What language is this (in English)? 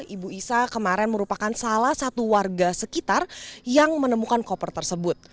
Indonesian